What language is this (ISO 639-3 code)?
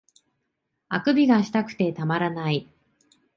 jpn